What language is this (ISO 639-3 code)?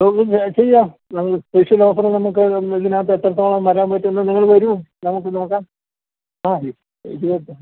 mal